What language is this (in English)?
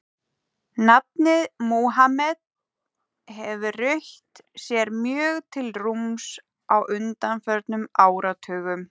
Icelandic